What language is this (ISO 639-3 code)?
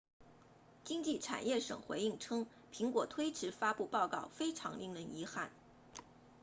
zho